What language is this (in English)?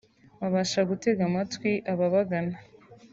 Kinyarwanda